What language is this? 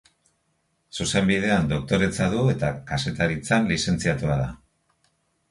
Basque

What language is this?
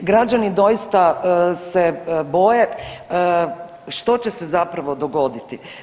Croatian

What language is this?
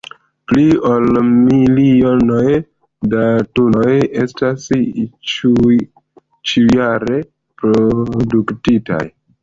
Esperanto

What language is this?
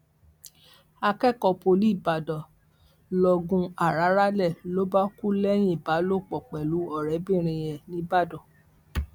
Yoruba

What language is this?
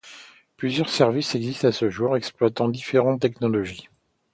French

